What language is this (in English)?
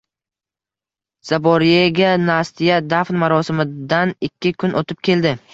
Uzbek